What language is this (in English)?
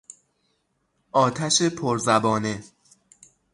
Persian